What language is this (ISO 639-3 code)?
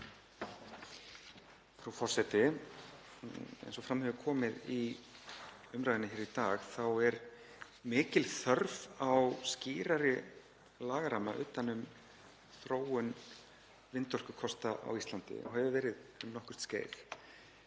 isl